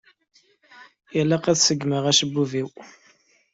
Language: Kabyle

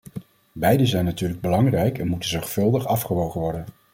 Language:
Dutch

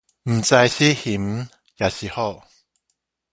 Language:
Min Nan Chinese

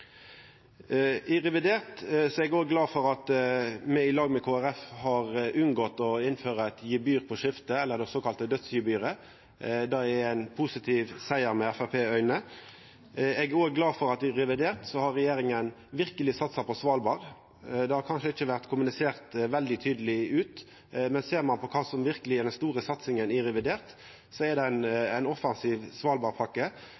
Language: Norwegian Nynorsk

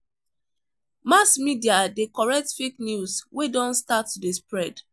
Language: Nigerian Pidgin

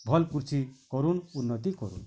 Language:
Odia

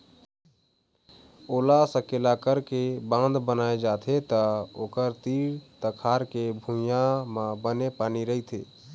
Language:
Chhattisgarhi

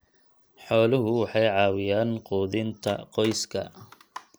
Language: Somali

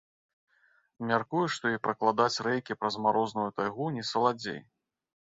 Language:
Belarusian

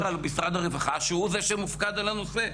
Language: Hebrew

